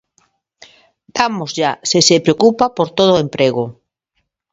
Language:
Galician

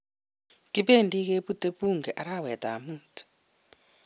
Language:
Kalenjin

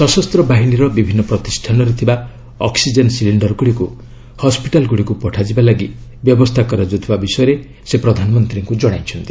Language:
Odia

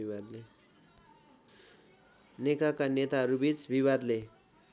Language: Nepali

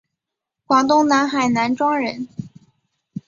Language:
Chinese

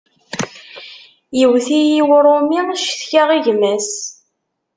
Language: Kabyle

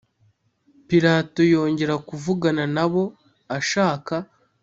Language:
Kinyarwanda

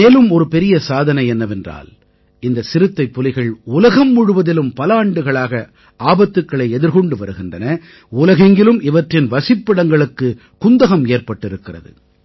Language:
Tamil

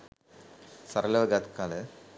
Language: Sinhala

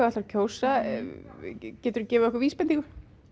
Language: Icelandic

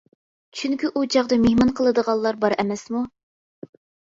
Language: Uyghur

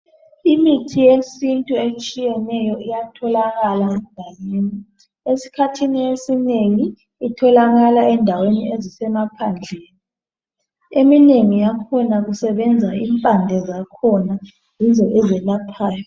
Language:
North Ndebele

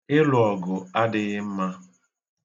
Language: Igbo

